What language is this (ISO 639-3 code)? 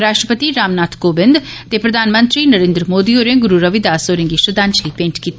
doi